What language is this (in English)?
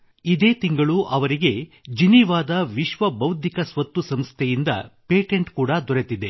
Kannada